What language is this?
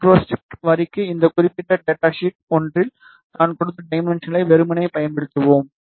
Tamil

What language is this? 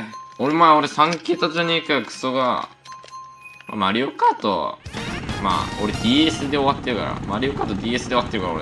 Japanese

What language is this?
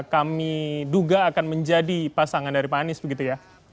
Indonesian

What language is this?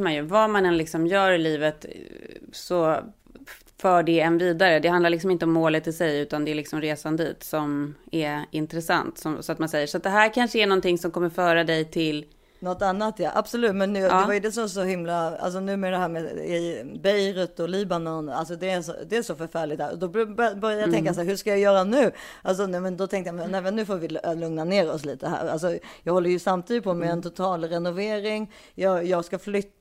Swedish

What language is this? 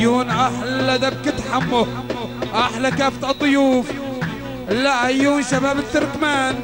Arabic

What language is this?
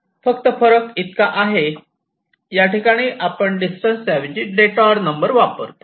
Marathi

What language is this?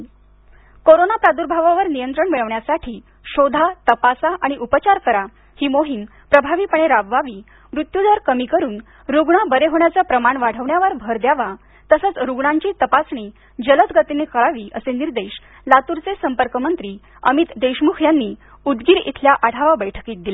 Marathi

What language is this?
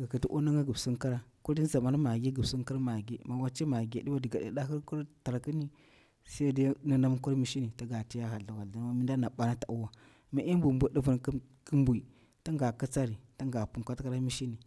Bura-Pabir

